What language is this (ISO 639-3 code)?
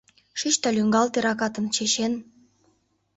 chm